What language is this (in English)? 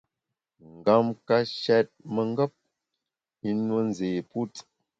Bamun